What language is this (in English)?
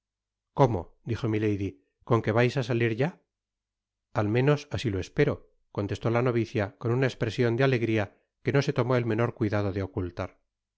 Spanish